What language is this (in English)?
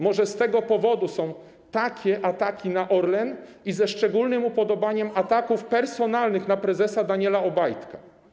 Polish